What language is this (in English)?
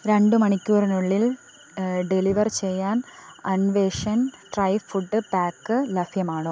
Malayalam